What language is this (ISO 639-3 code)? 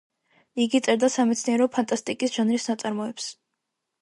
kat